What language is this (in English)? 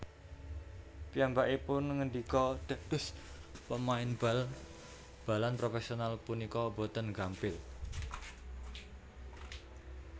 Javanese